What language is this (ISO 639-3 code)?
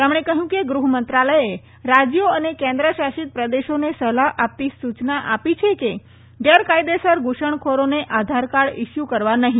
guj